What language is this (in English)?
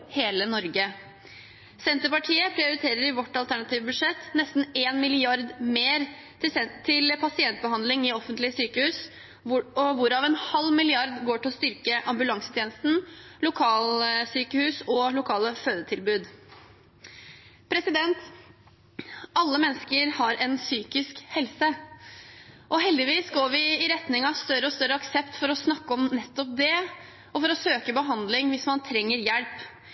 Norwegian Bokmål